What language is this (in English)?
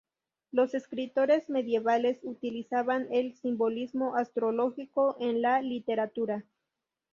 Spanish